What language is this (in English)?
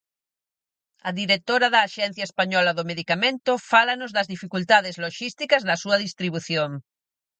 Galician